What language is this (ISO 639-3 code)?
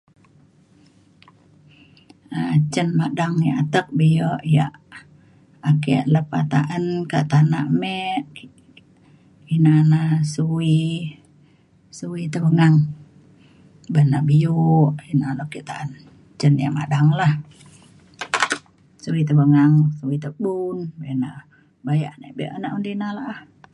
xkl